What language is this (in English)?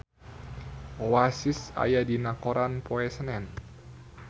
Sundanese